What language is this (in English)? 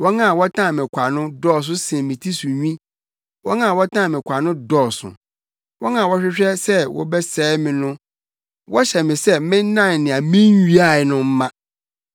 Akan